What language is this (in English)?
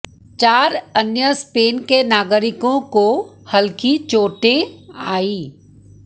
Hindi